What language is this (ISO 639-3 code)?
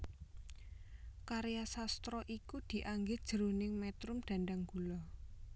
jav